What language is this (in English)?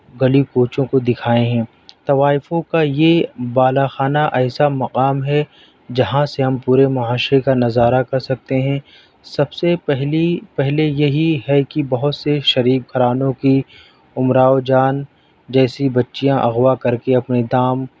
Urdu